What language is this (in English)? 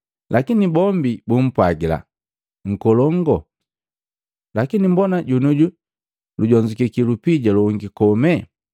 Matengo